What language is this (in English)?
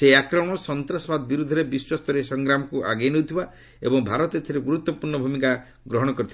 Odia